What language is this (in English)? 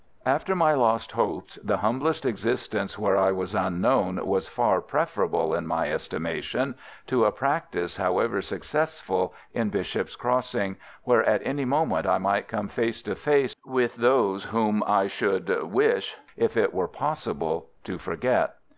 English